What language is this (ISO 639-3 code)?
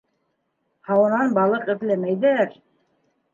bak